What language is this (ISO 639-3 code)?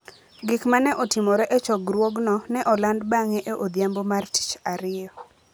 luo